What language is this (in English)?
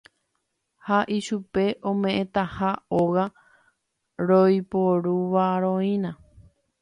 Guarani